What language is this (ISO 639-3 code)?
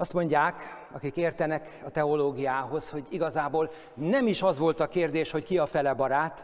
hun